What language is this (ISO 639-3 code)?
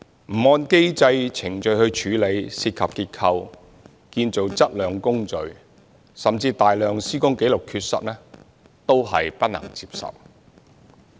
yue